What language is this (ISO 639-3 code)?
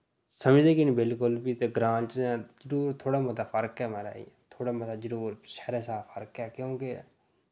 doi